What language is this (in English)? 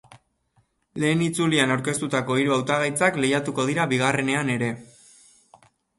Basque